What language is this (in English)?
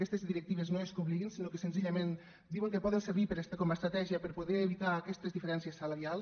Catalan